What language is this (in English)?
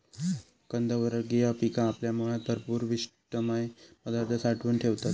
Marathi